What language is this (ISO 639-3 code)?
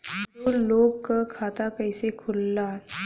bho